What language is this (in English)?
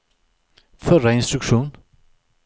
Swedish